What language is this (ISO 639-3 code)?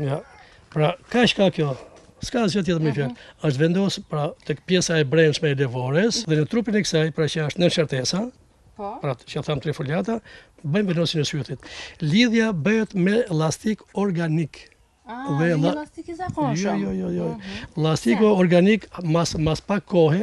ron